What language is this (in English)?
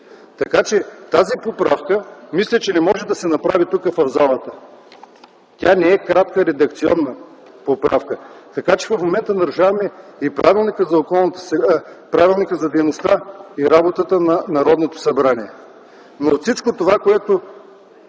Bulgarian